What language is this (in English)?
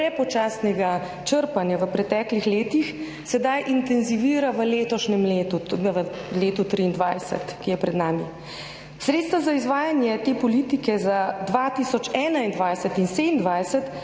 Slovenian